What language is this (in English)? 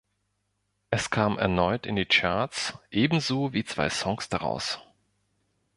German